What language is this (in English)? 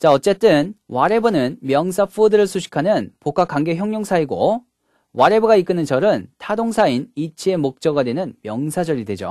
Korean